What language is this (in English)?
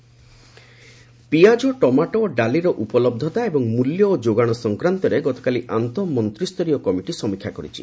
Odia